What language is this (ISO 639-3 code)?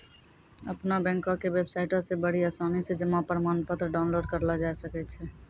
mai